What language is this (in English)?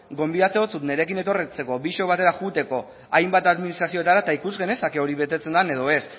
Basque